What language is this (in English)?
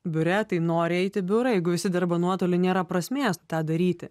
Lithuanian